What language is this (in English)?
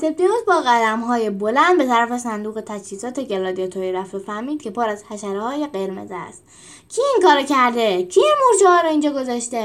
Persian